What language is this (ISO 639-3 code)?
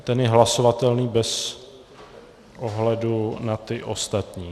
ces